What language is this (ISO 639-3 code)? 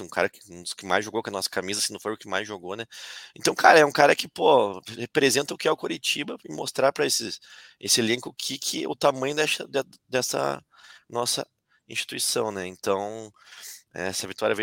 por